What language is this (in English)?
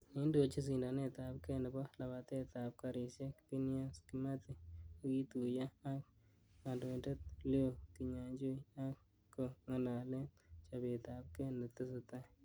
Kalenjin